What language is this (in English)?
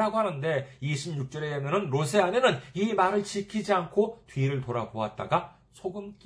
Korean